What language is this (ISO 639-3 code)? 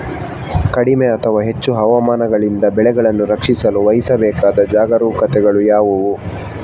kan